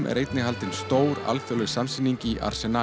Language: Icelandic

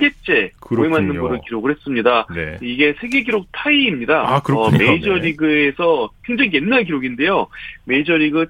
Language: Korean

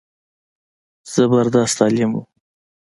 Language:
Pashto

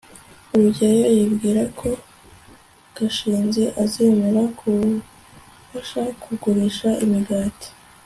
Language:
Kinyarwanda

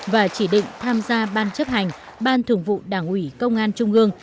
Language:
Vietnamese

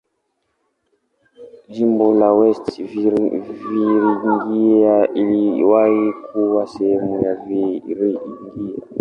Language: Swahili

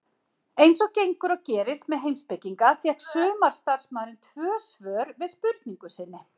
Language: Icelandic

